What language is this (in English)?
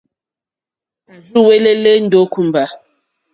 Mokpwe